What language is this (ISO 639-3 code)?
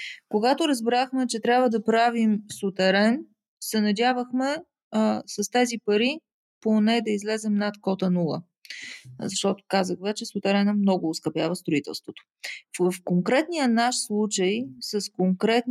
bul